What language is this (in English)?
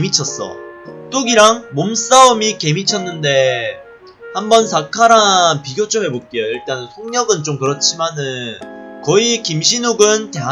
Korean